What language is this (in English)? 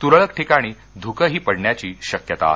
Marathi